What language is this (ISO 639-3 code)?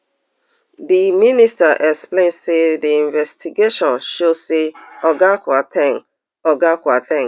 pcm